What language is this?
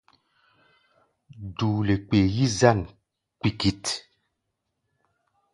Gbaya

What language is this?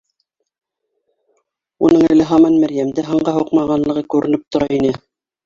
Bashkir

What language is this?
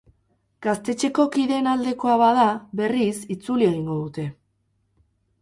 Basque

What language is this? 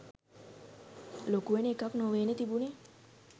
Sinhala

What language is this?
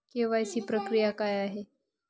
Marathi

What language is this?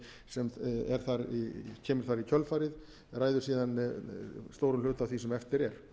Icelandic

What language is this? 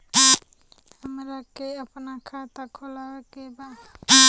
Bhojpuri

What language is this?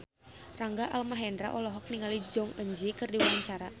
Sundanese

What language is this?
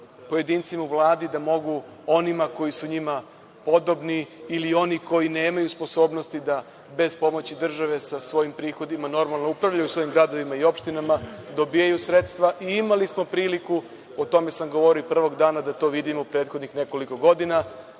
Serbian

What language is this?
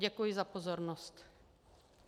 Czech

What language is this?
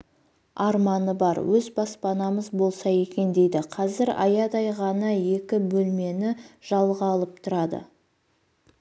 Kazakh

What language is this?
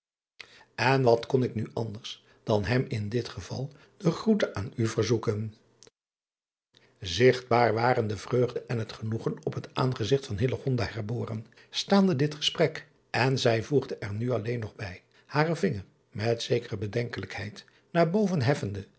Dutch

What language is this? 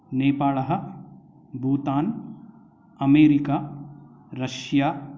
Sanskrit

